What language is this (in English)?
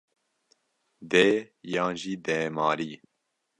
Kurdish